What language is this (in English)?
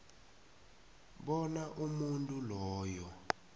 South Ndebele